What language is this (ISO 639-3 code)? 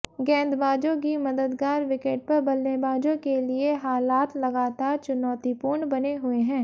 hin